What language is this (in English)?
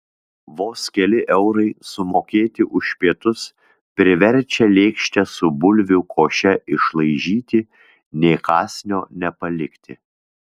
Lithuanian